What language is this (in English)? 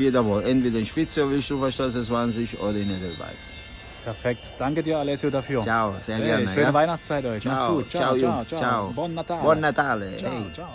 German